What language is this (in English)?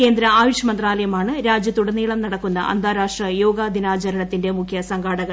Malayalam